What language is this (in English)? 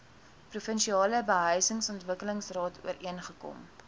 Afrikaans